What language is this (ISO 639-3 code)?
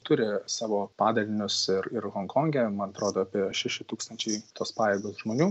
lit